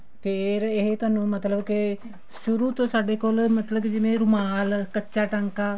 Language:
Punjabi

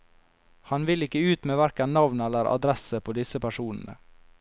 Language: Norwegian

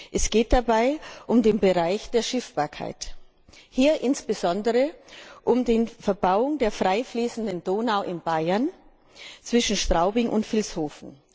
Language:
German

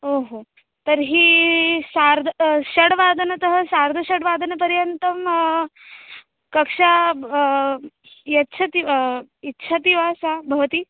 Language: Sanskrit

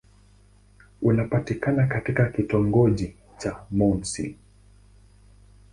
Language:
Swahili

